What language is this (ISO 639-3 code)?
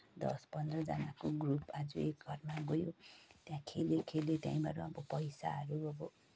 nep